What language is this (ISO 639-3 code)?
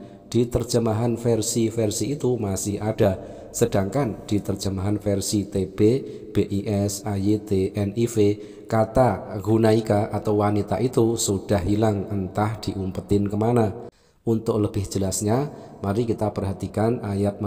ind